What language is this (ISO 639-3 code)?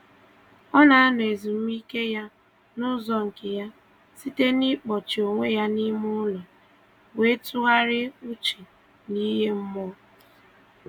ibo